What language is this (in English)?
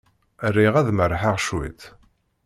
Kabyle